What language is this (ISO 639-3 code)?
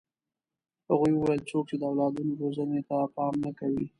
pus